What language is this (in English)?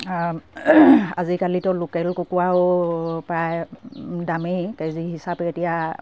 Assamese